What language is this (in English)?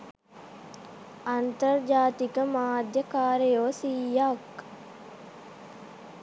Sinhala